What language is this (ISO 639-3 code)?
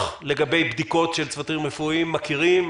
heb